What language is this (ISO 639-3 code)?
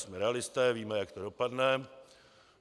ces